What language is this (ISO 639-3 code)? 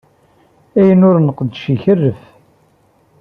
kab